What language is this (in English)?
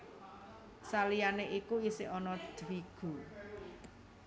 Javanese